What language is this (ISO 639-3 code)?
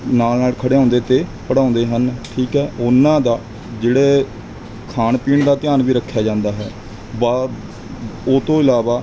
pan